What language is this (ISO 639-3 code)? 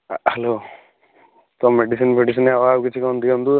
ori